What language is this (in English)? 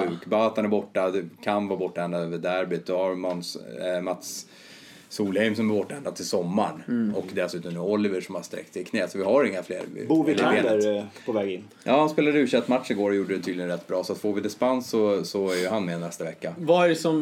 Swedish